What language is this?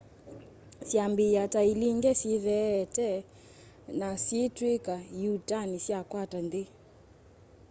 Kamba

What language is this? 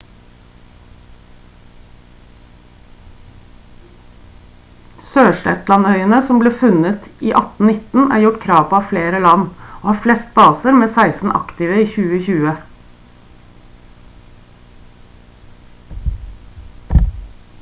Norwegian Bokmål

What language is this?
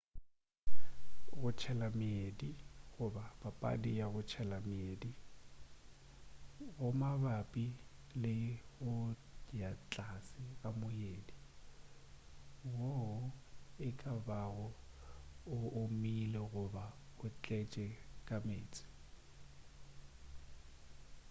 Northern Sotho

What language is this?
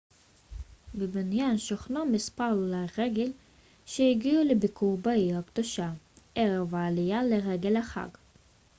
Hebrew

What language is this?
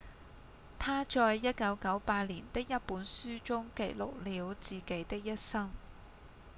Cantonese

